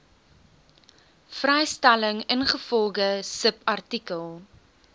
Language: Afrikaans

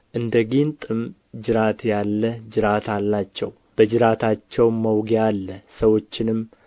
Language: Amharic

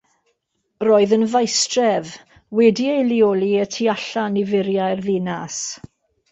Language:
Welsh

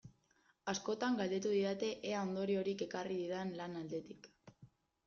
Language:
Basque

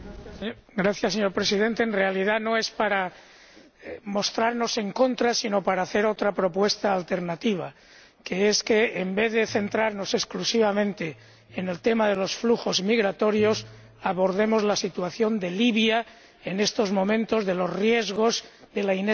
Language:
Spanish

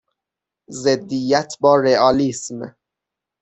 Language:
Persian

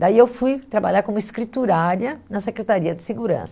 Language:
Portuguese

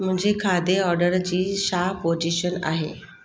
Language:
Sindhi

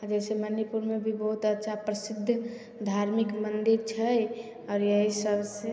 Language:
Maithili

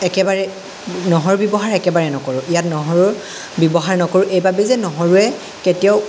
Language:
Assamese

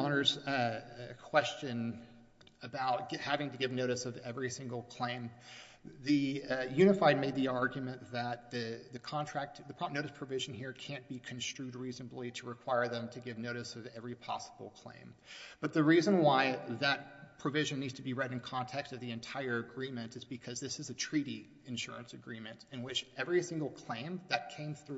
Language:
English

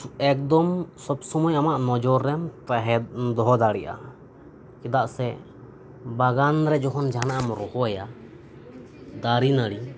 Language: Santali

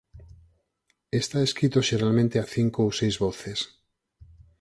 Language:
Galician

